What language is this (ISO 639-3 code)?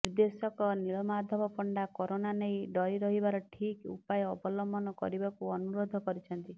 ori